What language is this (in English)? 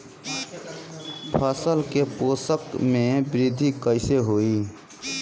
Bhojpuri